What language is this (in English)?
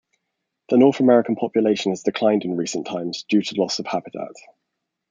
English